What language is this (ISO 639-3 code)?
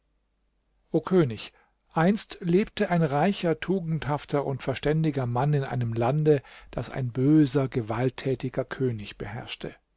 deu